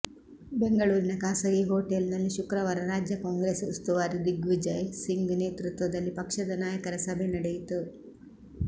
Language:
Kannada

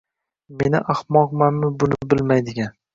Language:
Uzbek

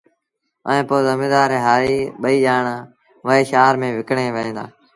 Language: Sindhi Bhil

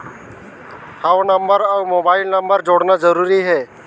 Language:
Chhattisgarhi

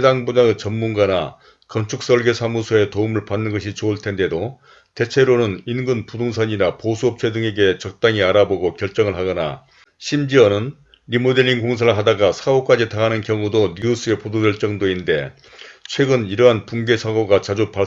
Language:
Korean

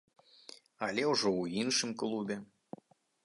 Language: Belarusian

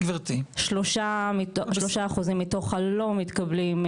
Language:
Hebrew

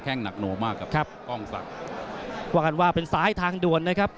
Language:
Thai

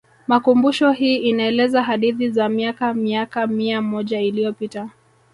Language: Swahili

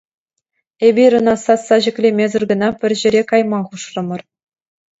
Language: Chuvash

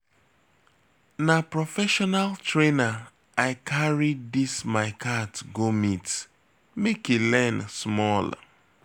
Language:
Nigerian Pidgin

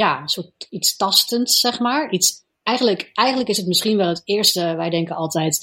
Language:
Dutch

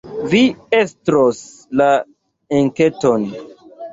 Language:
Esperanto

